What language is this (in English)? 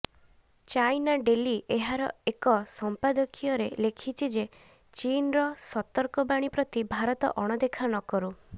Odia